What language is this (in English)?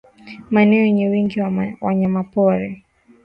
Swahili